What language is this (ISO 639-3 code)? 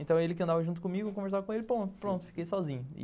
por